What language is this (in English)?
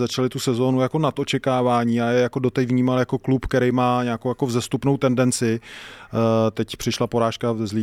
Czech